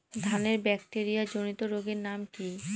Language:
Bangla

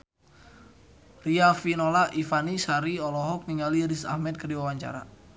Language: Sundanese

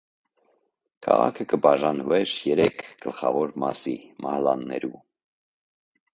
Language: Armenian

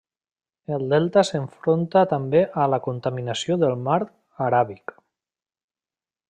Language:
Catalan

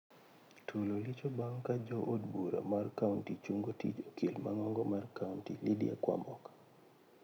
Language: Luo (Kenya and Tanzania)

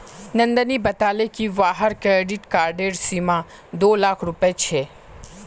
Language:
Magahi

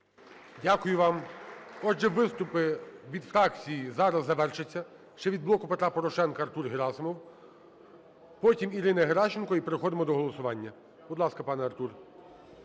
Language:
Ukrainian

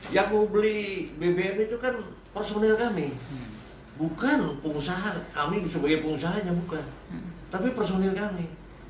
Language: Indonesian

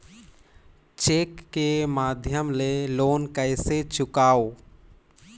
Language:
Chhattisgarhi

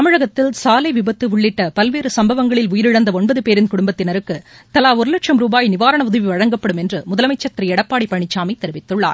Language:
Tamil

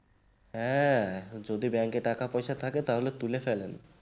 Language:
Bangla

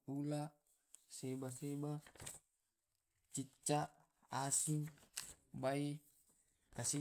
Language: Tae'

